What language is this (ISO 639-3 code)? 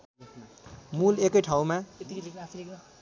nep